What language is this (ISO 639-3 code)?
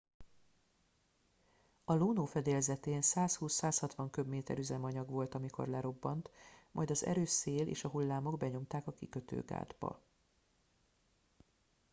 hun